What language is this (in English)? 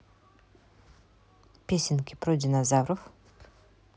Russian